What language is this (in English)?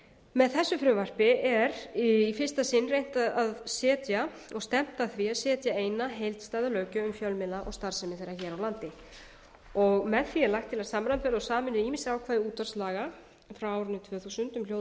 Icelandic